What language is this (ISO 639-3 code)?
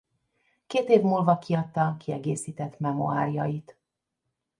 hun